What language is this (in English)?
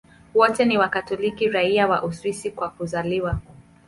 Swahili